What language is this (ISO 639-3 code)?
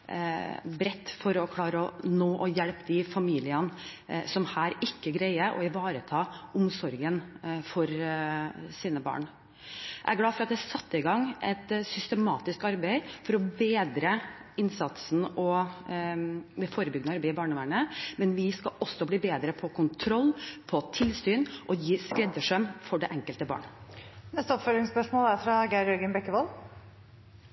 nor